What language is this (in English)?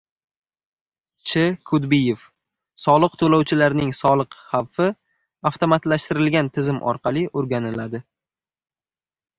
Uzbek